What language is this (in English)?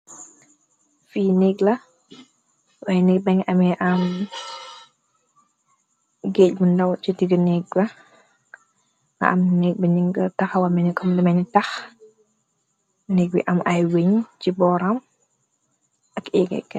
Wolof